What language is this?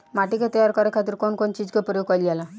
Bhojpuri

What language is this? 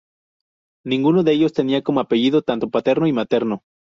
Spanish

